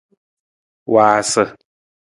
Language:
Nawdm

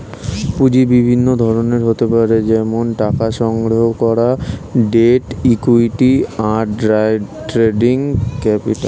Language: Bangla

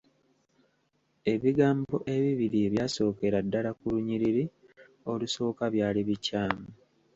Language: Ganda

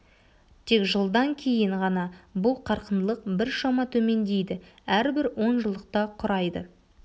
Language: Kazakh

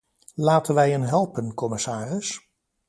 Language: Dutch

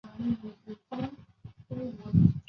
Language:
Chinese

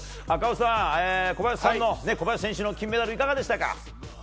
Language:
Japanese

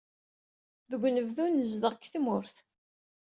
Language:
Kabyle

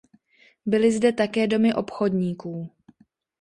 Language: Czech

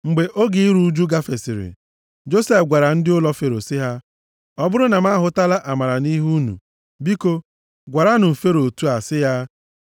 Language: Igbo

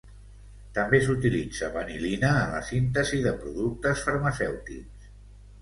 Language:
Catalan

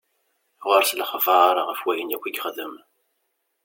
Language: Kabyle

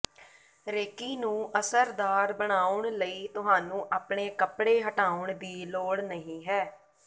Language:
Punjabi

